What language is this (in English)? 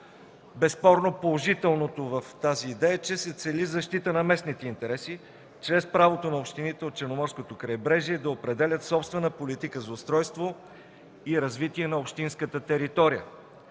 Bulgarian